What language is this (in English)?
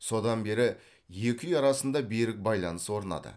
Kazakh